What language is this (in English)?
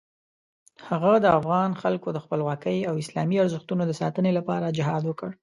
Pashto